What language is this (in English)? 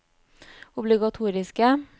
Norwegian